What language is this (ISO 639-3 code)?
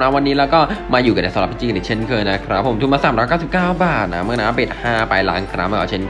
tha